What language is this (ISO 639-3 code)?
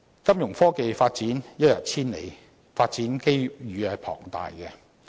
yue